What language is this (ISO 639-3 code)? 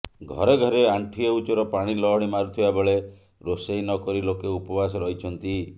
ori